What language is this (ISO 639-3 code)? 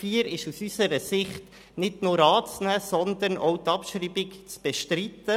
gsw